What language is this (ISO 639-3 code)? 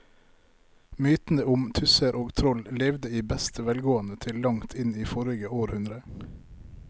nor